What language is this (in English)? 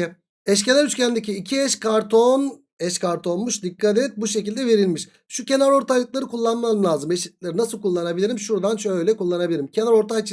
Turkish